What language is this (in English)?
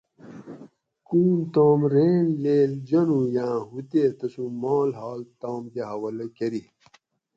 Gawri